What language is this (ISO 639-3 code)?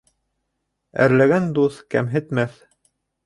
bak